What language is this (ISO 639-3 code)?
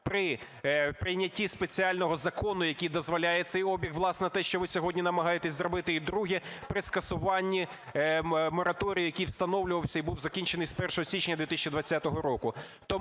ukr